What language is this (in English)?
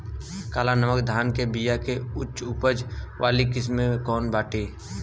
Bhojpuri